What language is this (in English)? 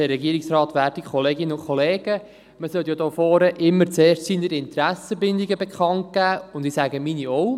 Swiss German